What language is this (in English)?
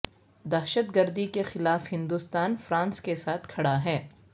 Urdu